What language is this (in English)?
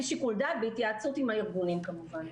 Hebrew